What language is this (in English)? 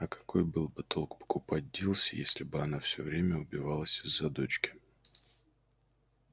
Russian